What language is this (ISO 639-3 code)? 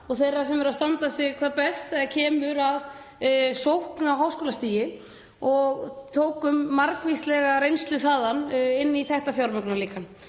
isl